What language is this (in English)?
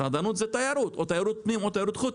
Hebrew